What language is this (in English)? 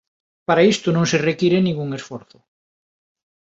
Galician